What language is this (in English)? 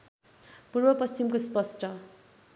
Nepali